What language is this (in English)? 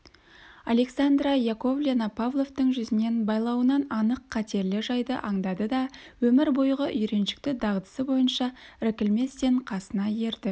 Kazakh